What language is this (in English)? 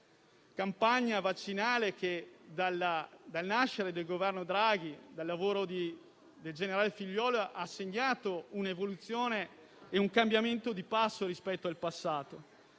Italian